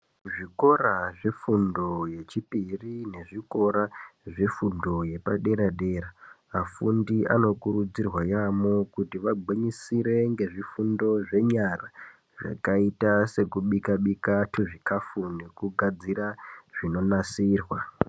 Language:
Ndau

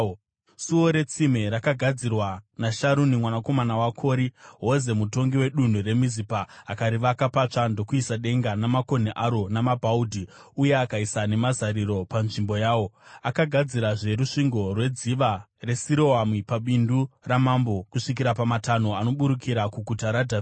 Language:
Shona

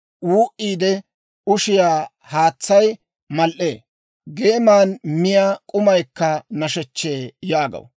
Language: Dawro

